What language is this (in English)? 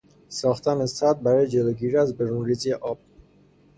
Persian